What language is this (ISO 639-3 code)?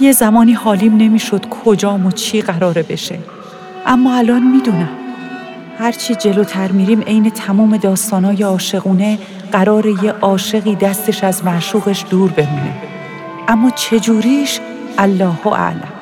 fas